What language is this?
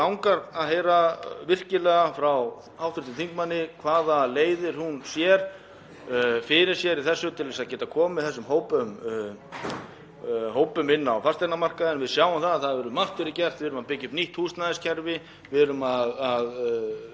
Icelandic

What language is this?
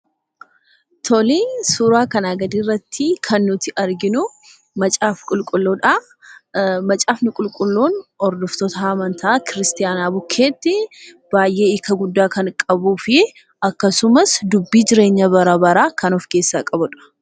Oromo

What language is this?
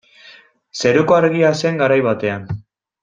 Basque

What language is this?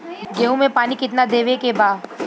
Bhojpuri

